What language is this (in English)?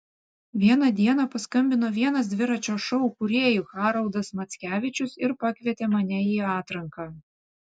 Lithuanian